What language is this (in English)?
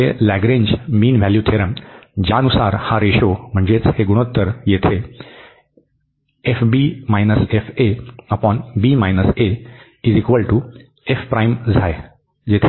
Marathi